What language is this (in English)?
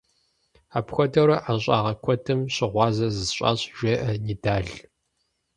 Kabardian